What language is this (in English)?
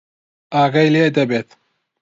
Central Kurdish